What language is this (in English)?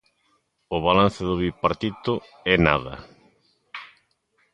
Galician